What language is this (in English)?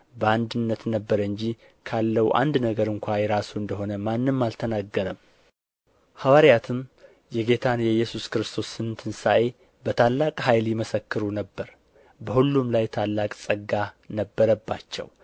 Amharic